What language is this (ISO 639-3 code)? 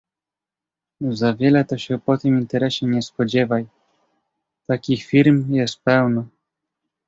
pol